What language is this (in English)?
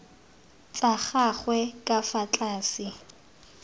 Tswana